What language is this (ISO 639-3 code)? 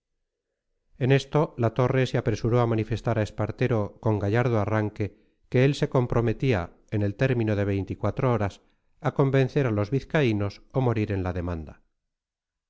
spa